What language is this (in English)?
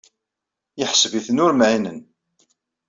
Kabyle